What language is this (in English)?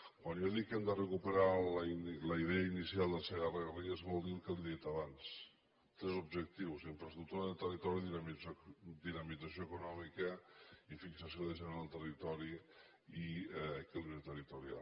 Catalan